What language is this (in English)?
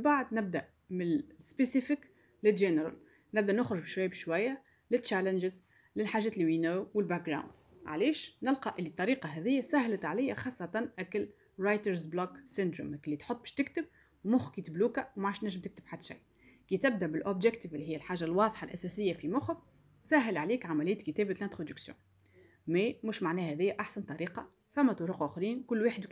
Arabic